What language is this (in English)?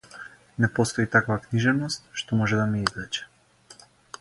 Macedonian